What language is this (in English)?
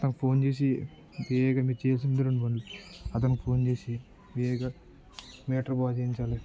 Telugu